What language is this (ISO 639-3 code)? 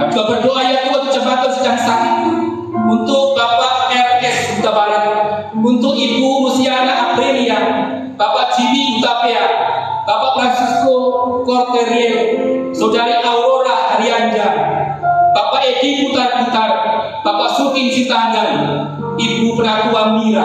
ind